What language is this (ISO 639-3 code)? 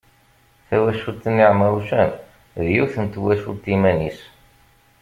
kab